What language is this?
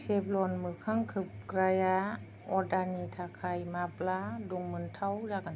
Bodo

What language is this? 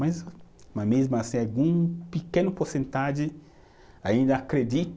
Portuguese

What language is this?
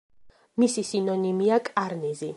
Georgian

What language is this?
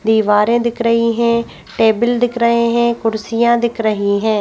Hindi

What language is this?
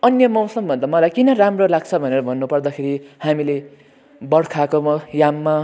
Nepali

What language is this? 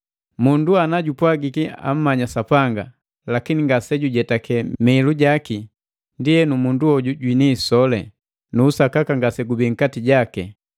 Matengo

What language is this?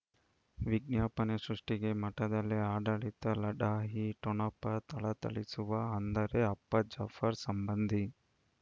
Kannada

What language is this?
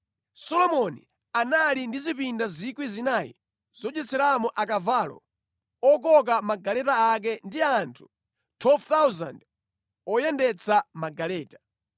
Nyanja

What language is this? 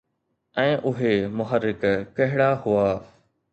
Sindhi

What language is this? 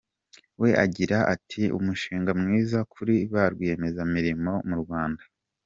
Kinyarwanda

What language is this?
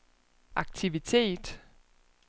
Danish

